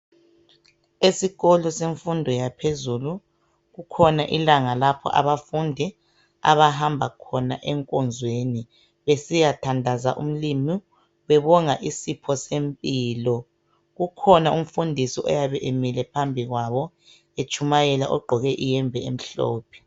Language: North Ndebele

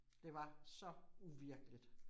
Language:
Danish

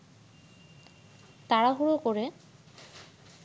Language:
Bangla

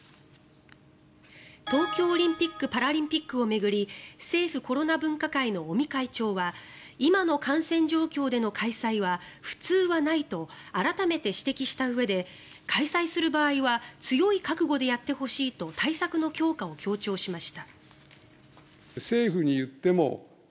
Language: Japanese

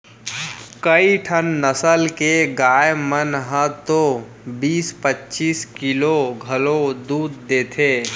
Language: Chhattisgarhi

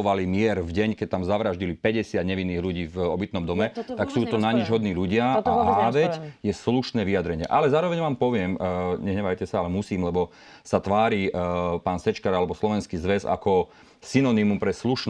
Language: Slovak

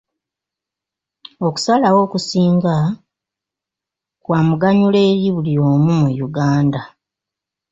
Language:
Ganda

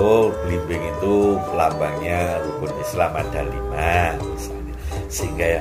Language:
Indonesian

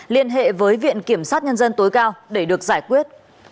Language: Vietnamese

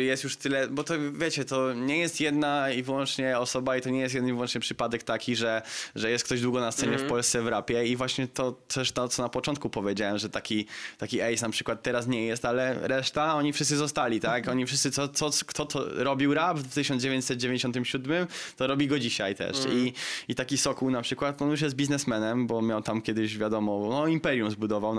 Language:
Polish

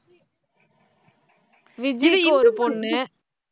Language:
Tamil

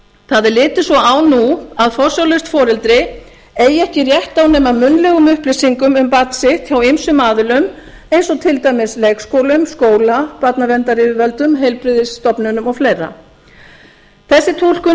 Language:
Icelandic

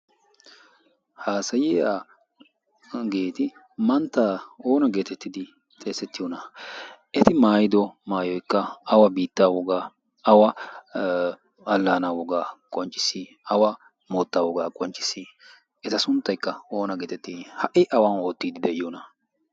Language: Wolaytta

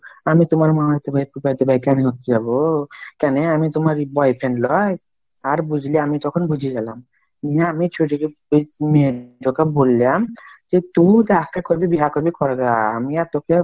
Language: Bangla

